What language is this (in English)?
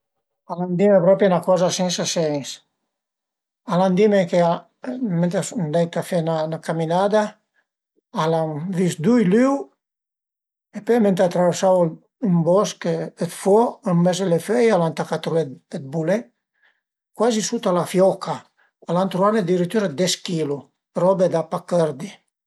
Piedmontese